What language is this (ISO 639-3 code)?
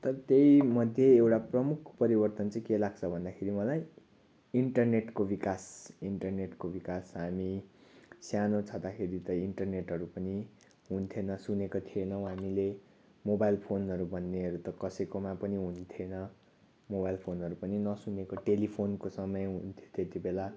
nep